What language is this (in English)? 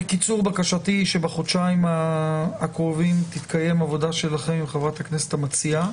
Hebrew